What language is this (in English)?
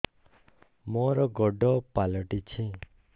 Odia